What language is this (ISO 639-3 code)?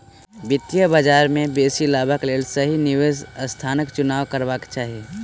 mai